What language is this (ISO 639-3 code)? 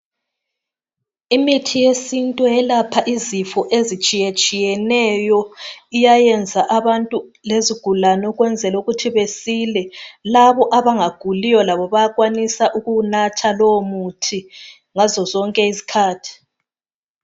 nde